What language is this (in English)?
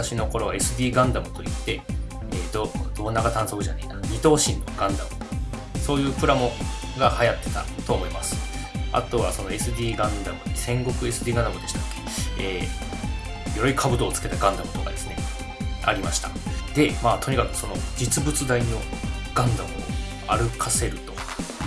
Japanese